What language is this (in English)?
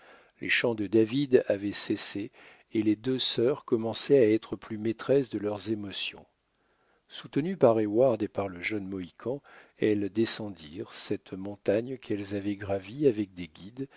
French